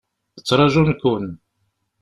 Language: Kabyle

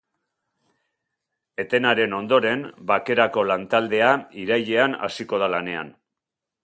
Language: Basque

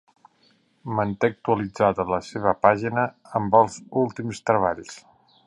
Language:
Catalan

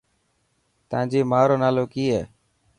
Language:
Dhatki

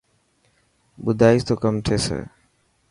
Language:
Dhatki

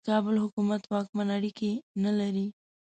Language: Pashto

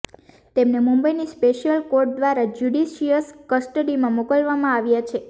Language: Gujarati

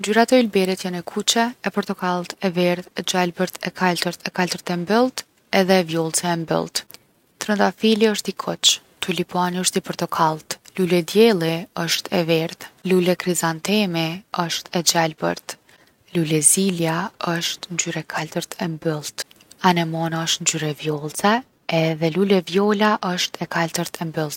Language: Gheg Albanian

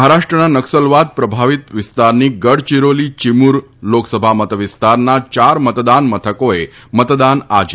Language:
Gujarati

